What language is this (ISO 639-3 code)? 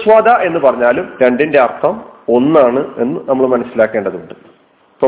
mal